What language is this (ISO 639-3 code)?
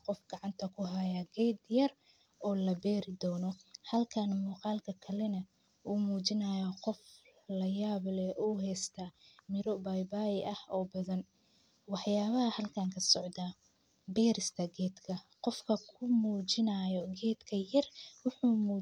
som